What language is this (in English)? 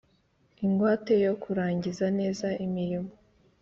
Kinyarwanda